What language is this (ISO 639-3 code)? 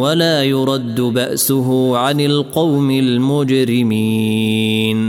ara